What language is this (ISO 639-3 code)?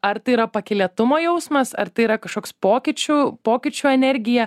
lit